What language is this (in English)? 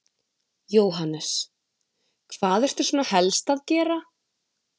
Icelandic